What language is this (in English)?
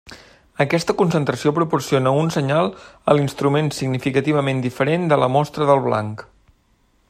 Catalan